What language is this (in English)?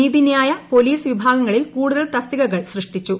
Malayalam